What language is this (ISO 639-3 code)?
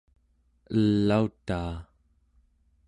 esu